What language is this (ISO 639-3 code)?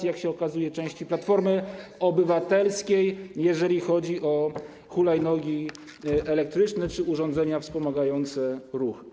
pol